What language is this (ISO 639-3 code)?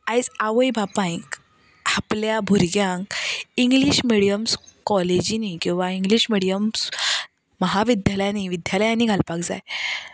kok